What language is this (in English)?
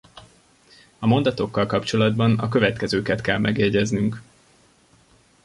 Hungarian